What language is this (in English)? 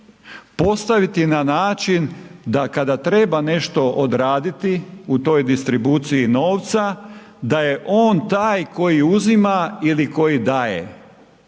Croatian